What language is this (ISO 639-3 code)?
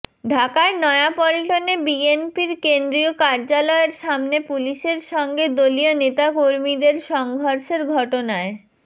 ben